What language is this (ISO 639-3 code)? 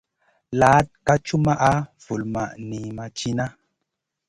mcn